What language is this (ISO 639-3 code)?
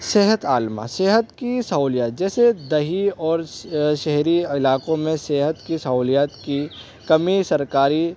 urd